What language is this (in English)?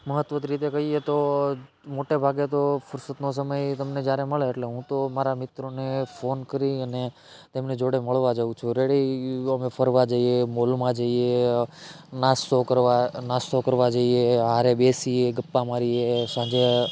Gujarati